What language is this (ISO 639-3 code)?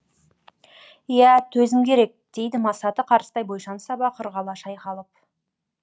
kaz